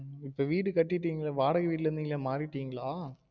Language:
Tamil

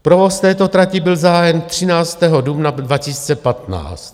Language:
Czech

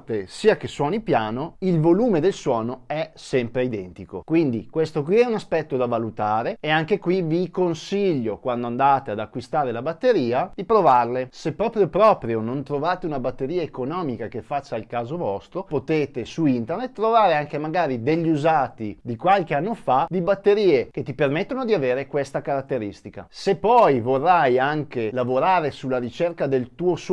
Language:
Italian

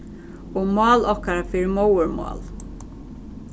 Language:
Faroese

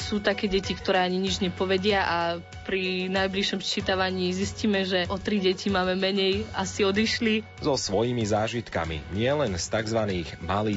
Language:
Slovak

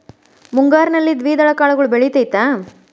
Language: Kannada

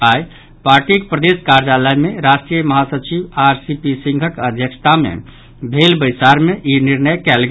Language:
Maithili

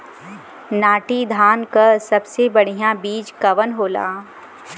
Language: Bhojpuri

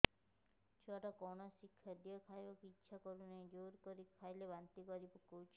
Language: Odia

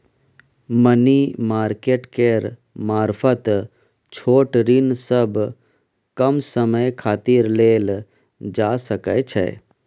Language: Maithili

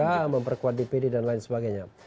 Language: Indonesian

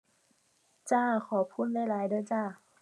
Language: Thai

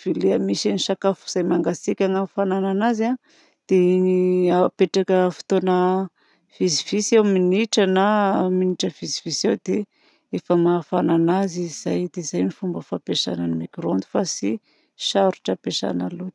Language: Southern Betsimisaraka Malagasy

